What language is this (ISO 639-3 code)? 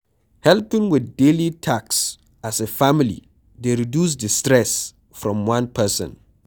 pcm